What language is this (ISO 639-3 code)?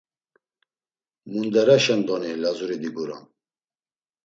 lzz